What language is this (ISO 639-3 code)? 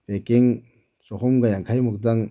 mni